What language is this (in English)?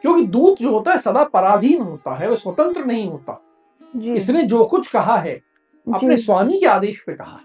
Hindi